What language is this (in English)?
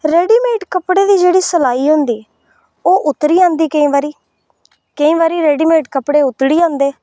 Dogri